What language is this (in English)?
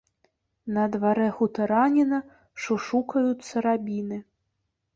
Belarusian